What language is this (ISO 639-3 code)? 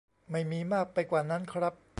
tha